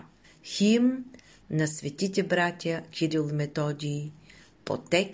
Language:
Bulgarian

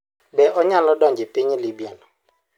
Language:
Luo (Kenya and Tanzania)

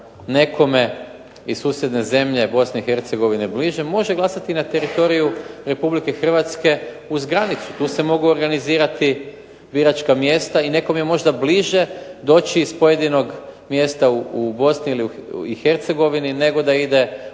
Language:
Croatian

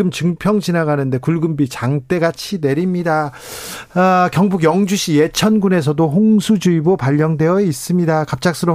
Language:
Korean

